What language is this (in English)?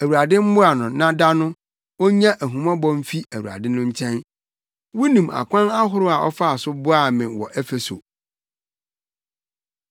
Akan